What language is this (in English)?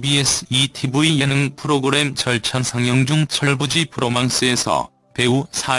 Korean